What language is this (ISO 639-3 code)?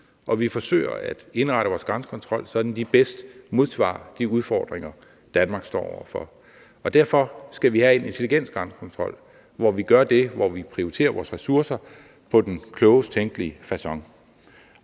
dan